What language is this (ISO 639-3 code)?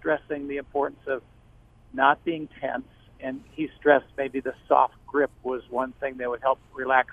eng